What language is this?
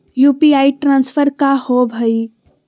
Magahi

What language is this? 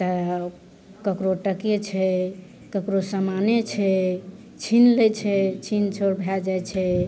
Maithili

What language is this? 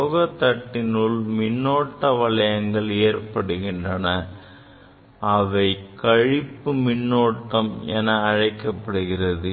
Tamil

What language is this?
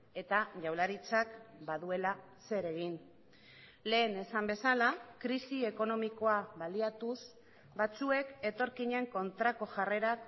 Basque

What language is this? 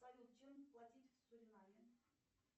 Russian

